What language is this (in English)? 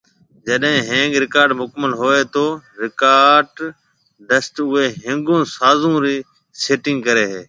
Marwari (Pakistan)